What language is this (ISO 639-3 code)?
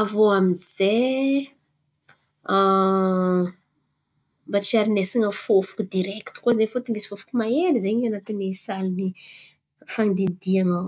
xmv